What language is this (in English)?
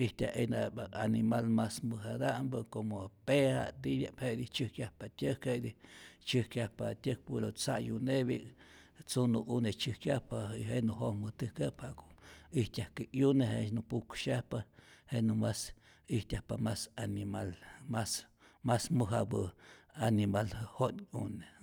Rayón Zoque